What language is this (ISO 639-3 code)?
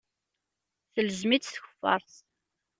kab